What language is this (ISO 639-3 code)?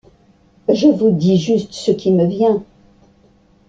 fra